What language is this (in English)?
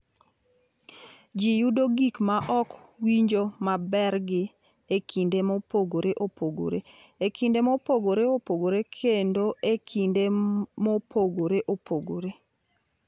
Luo (Kenya and Tanzania)